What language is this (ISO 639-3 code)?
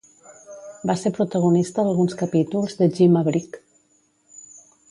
cat